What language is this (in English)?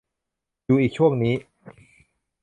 Thai